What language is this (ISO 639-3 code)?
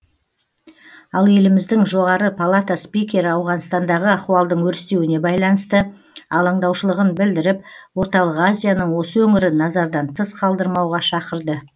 kaz